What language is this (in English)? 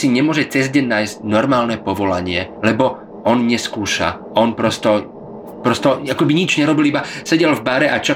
Slovak